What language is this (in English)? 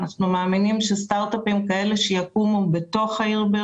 Hebrew